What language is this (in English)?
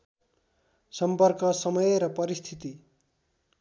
Nepali